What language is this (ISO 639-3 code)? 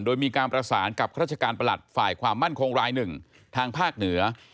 tha